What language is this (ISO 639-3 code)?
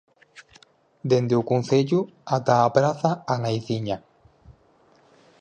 glg